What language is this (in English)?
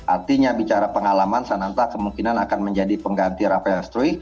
Indonesian